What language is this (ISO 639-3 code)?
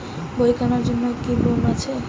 ben